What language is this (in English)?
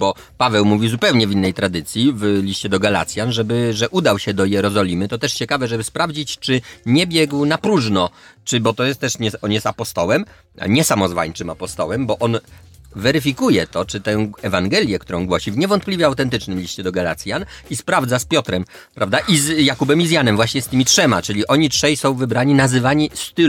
Polish